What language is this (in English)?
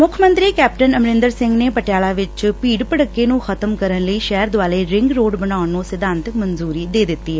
Punjabi